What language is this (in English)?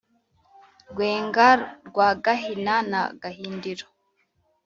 Kinyarwanda